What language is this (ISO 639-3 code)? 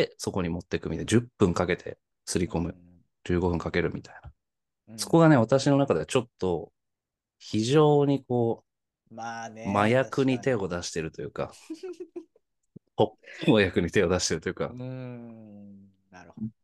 jpn